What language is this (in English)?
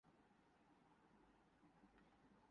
Urdu